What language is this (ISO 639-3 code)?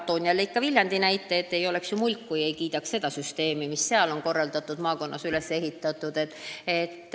est